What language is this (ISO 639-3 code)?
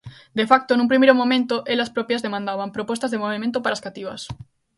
glg